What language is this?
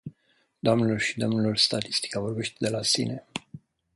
Romanian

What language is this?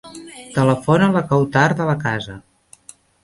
Catalan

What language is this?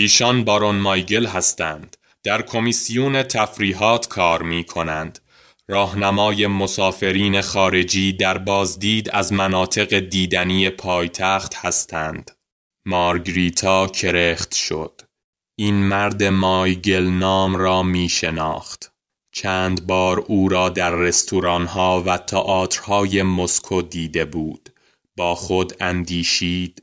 Persian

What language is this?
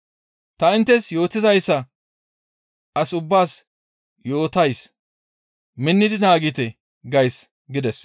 Gamo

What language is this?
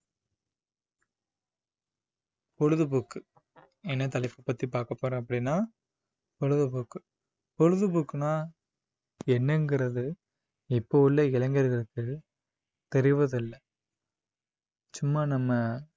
Tamil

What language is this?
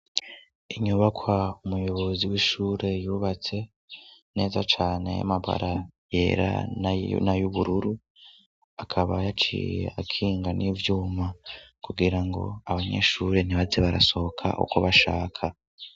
Rundi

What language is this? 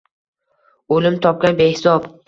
Uzbek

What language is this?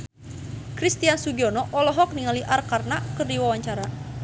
Sundanese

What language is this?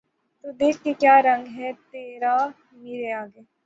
Urdu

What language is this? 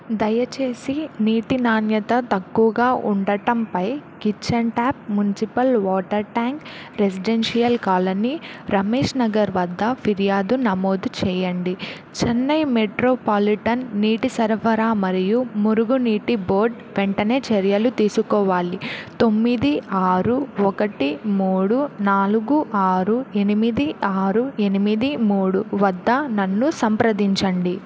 Telugu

